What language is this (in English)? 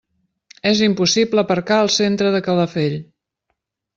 Catalan